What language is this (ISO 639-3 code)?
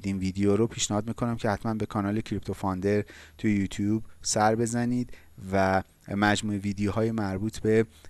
fas